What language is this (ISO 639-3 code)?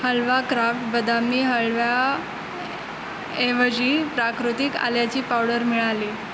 mar